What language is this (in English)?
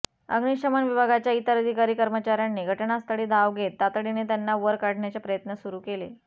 Marathi